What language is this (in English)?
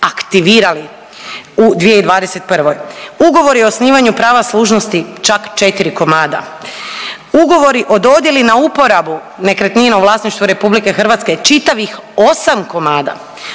Croatian